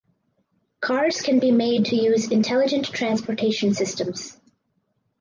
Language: English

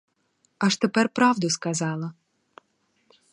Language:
Ukrainian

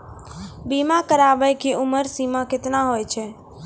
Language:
Maithili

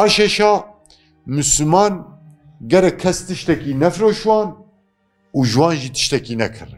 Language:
Turkish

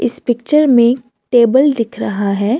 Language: Hindi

